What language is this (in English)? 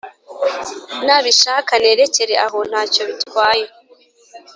Kinyarwanda